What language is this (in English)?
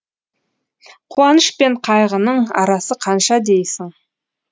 Kazakh